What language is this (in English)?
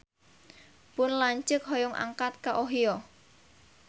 Sundanese